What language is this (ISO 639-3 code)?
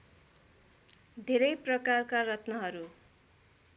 nep